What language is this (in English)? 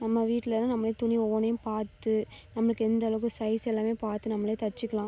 Tamil